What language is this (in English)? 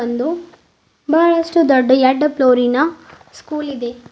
Kannada